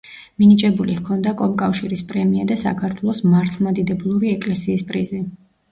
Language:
Georgian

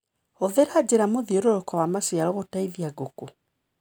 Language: Kikuyu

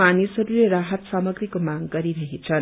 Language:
Nepali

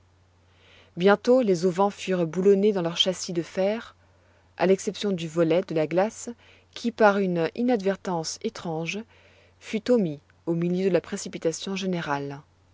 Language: French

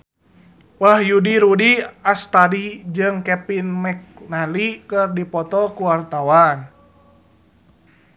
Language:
Sundanese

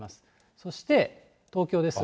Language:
Japanese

